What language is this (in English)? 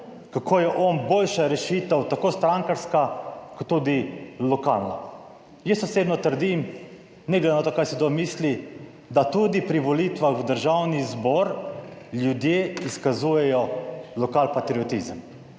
Slovenian